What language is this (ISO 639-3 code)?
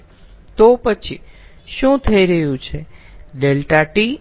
guj